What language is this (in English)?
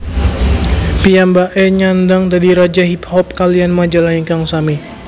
Javanese